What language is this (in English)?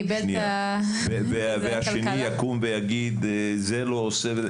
Hebrew